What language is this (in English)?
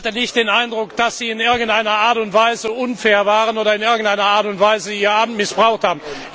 German